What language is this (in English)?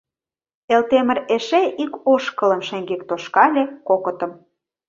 Mari